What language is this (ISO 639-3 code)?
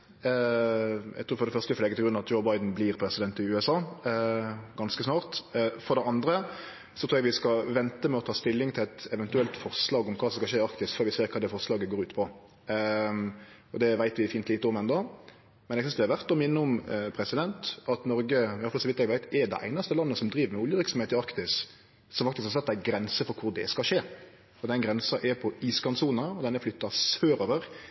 nno